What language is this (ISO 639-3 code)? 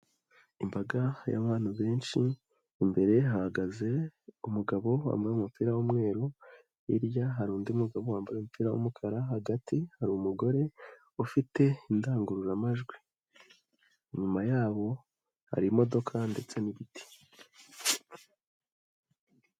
kin